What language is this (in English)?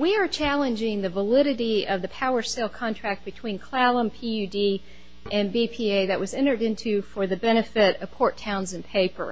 English